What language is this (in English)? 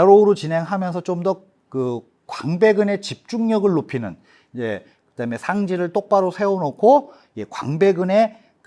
Korean